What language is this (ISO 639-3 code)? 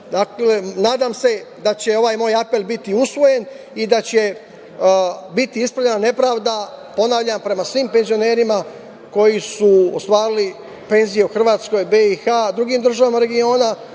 srp